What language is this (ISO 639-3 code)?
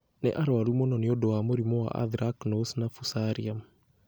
kik